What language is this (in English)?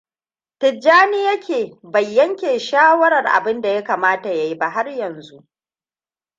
Hausa